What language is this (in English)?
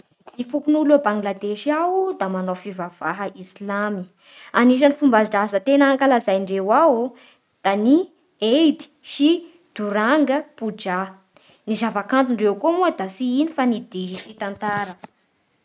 Bara Malagasy